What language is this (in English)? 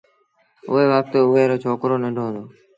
Sindhi Bhil